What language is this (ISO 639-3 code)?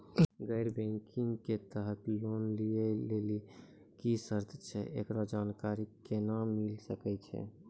mai